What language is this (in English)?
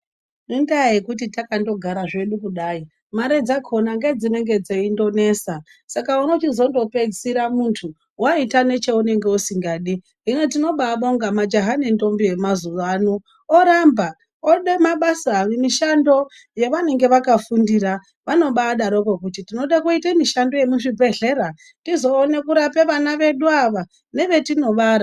Ndau